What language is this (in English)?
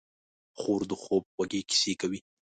Pashto